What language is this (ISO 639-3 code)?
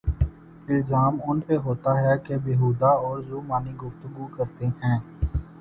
urd